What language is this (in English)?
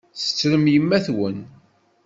Kabyle